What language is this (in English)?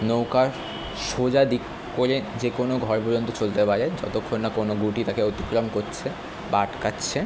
Bangla